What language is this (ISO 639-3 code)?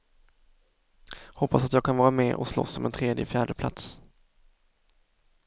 swe